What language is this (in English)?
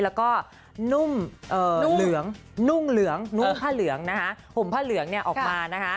Thai